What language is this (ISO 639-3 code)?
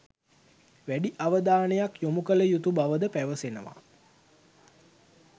sin